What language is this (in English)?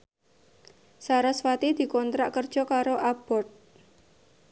Javanese